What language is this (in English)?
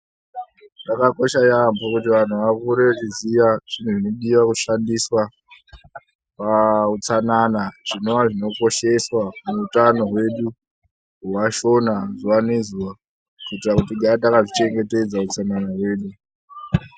Ndau